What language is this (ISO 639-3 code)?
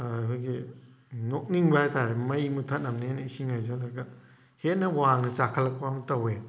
mni